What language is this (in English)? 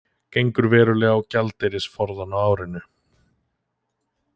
Icelandic